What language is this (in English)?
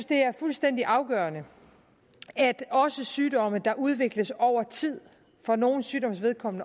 Danish